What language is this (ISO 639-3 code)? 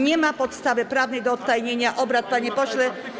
pol